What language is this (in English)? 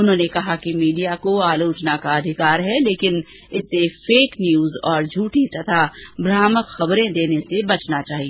Hindi